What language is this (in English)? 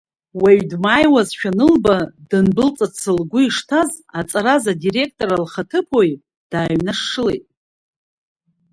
Abkhazian